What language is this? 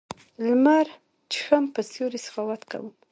Pashto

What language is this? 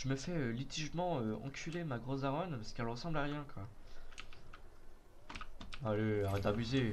French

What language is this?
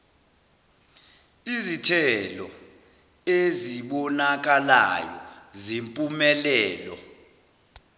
Zulu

